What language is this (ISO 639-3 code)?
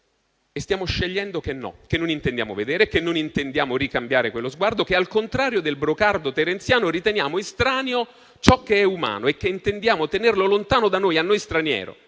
ita